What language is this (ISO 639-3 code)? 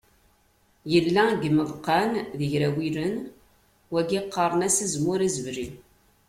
kab